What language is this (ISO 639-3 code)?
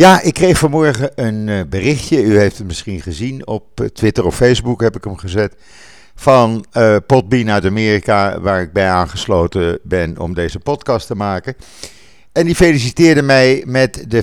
nld